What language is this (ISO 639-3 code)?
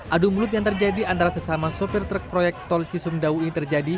ind